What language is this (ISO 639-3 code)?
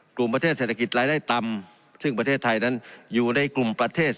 tha